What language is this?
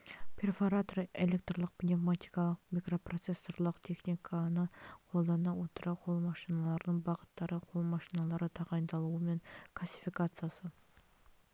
Kazakh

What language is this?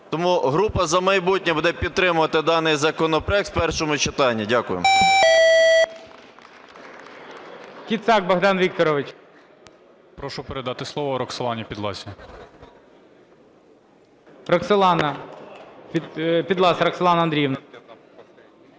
Ukrainian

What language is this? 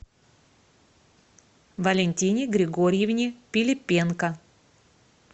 Russian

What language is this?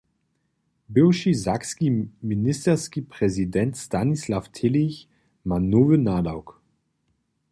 Upper Sorbian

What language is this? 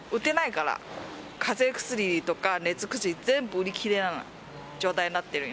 Japanese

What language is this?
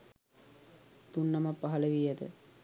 Sinhala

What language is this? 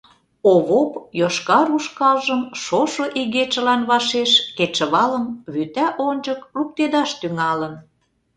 Mari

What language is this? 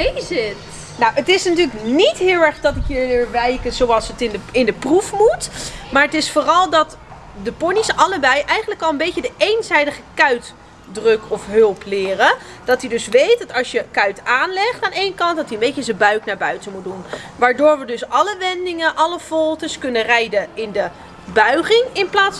Dutch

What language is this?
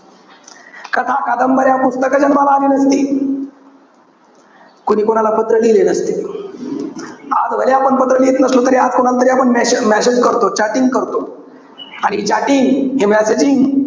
Marathi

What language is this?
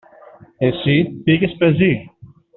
Greek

